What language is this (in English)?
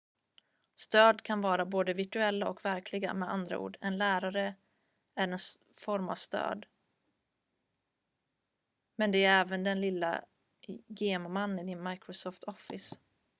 Swedish